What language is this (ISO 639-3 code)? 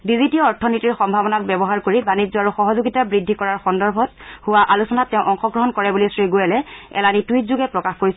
asm